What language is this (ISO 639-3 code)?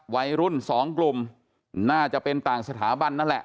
tha